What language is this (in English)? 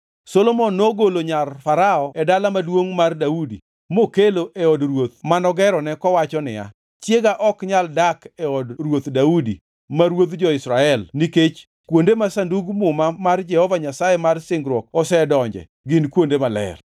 Luo (Kenya and Tanzania)